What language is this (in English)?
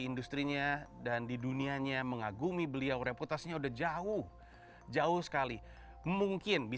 Indonesian